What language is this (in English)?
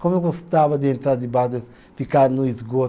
Portuguese